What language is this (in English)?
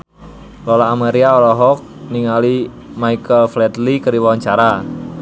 Sundanese